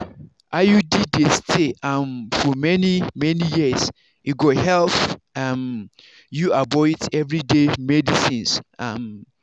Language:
Nigerian Pidgin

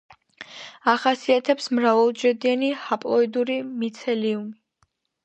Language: Georgian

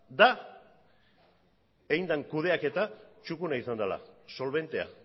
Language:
Basque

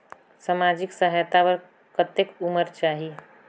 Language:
Chhattisgarhi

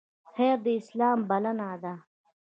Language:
Pashto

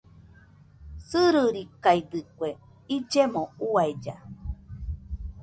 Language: Nüpode Huitoto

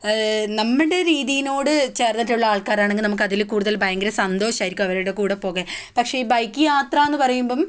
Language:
Malayalam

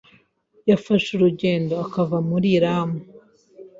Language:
Kinyarwanda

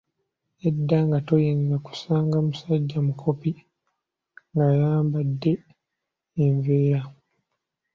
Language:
Ganda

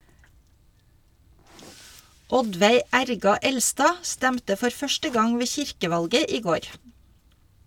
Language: Norwegian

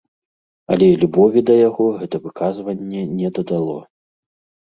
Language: Belarusian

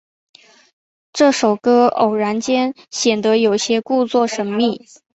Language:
Chinese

